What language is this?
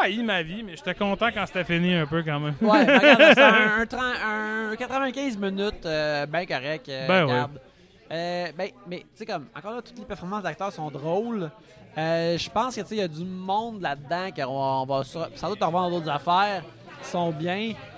French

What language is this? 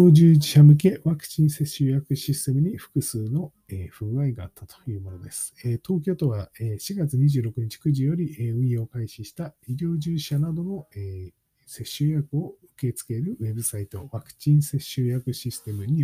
Japanese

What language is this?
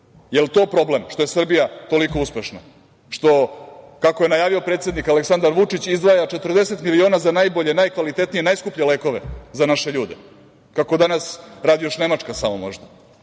Serbian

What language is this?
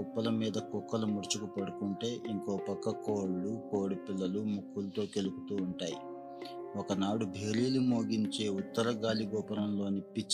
Telugu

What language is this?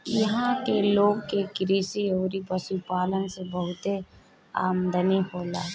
Bhojpuri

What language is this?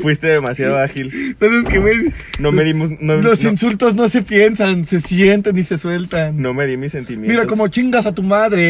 Spanish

